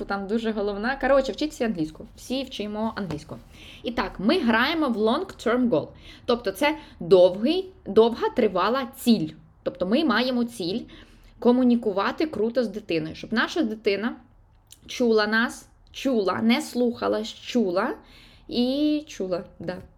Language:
Ukrainian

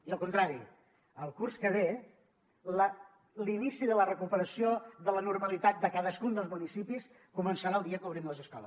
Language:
Catalan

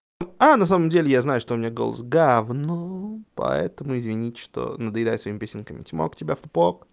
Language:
Russian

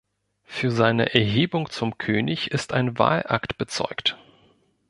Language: German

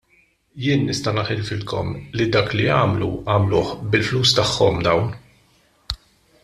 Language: Maltese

